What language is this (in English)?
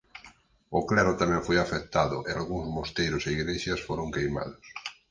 Galician